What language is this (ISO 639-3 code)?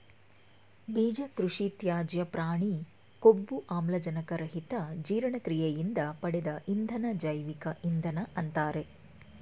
kan